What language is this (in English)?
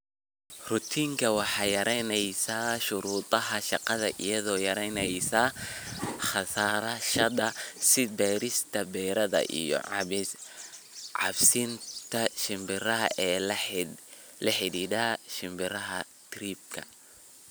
Somali